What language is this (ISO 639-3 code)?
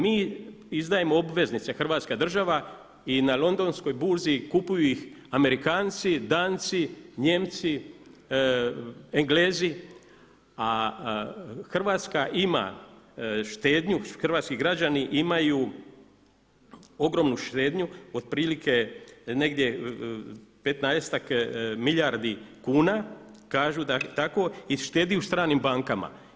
hrv